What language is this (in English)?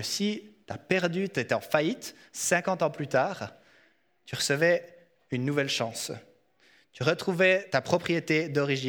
French